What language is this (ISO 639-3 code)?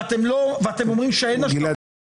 heb